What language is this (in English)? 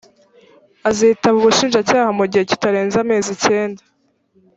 Kinyarwanda